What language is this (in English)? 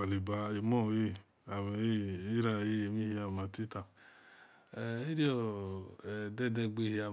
Esan